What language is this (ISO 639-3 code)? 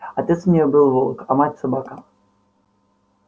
rus